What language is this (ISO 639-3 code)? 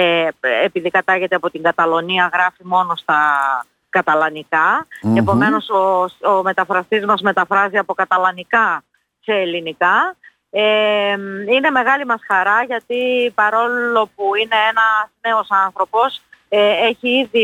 ell